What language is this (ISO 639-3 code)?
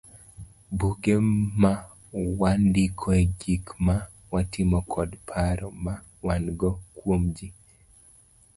luo